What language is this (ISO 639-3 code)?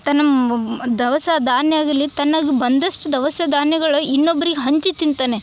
kan